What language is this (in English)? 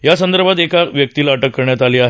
Marathi